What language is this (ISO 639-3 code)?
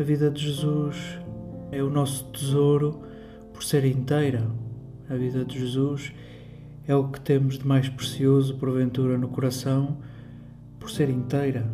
por